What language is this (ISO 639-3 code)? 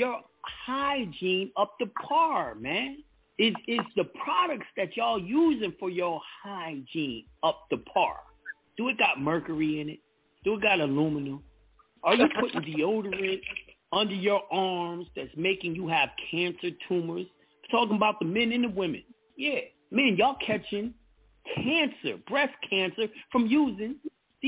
eng